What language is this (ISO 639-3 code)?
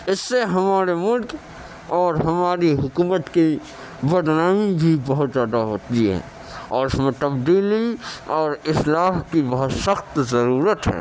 urd